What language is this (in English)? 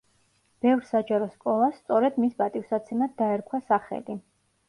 Georgian